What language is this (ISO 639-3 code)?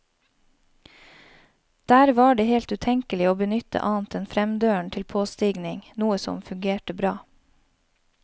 nor